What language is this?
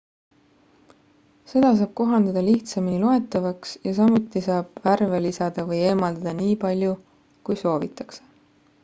Estonian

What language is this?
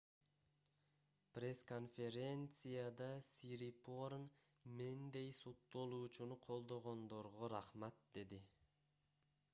Kyrgyz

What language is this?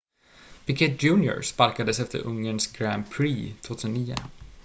Swedish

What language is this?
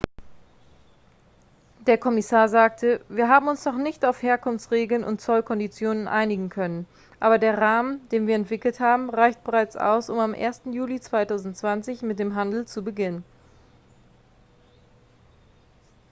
German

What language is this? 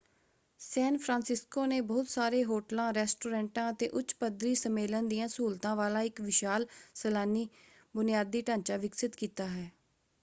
Punjabi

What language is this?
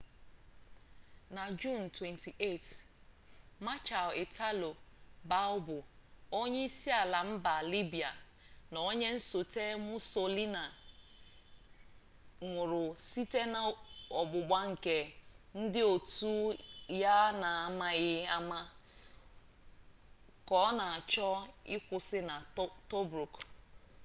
Igbo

